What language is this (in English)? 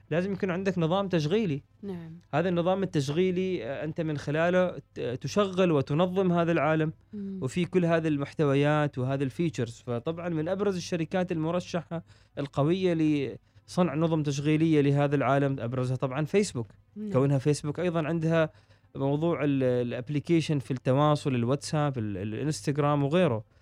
Arabic